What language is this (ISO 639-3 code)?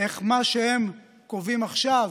heb